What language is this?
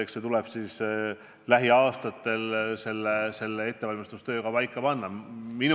Estonian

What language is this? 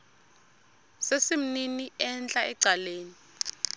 Xhosa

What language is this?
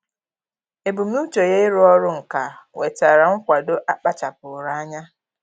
Igbo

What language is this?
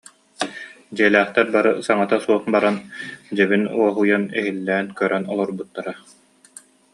Yakut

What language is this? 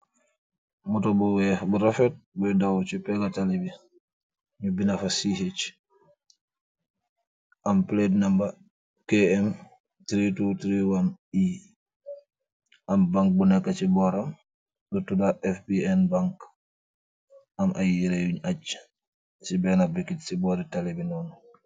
Wolof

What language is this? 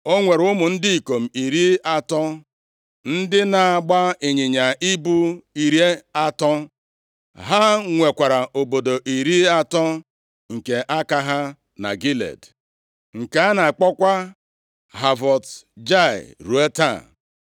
Igbo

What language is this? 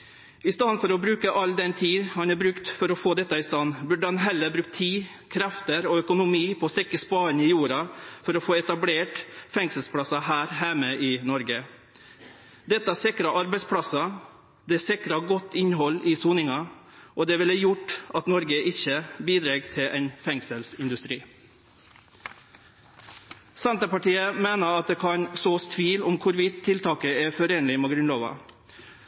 Norwegian Nynorsk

